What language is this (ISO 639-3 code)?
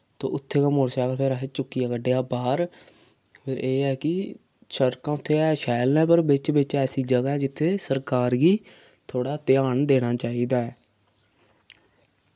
doi